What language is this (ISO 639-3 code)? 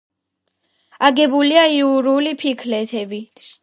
kat